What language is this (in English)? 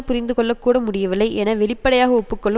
Tamil